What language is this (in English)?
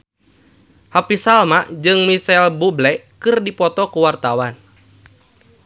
Sundanese